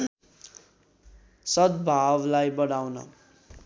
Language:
Nepali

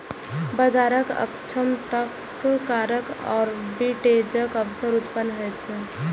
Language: Maithili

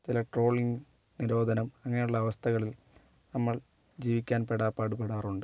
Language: Malayalam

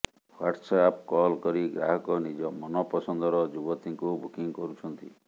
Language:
Odia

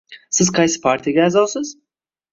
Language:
Uzbek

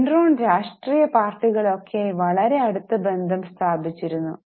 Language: Malayalam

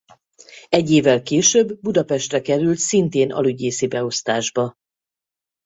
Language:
Hungarian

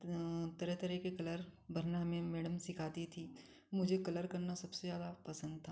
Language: Hindi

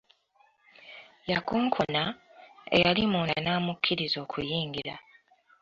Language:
Ganda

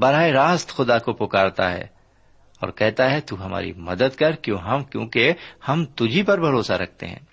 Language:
Urdu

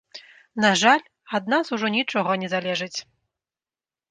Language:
Belarusian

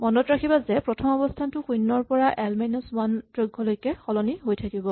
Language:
Assamese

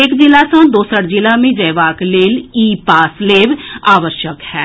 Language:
Maithili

